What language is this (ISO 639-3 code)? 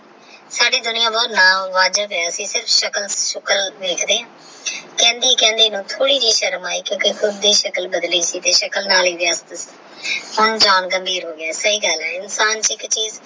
pan